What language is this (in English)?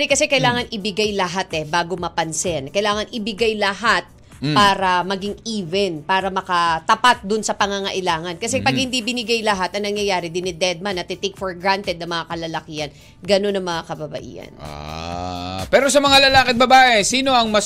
Filipino